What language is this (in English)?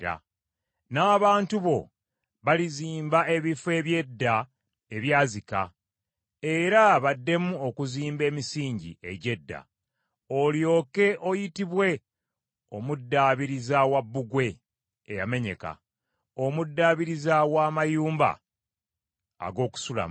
Ganda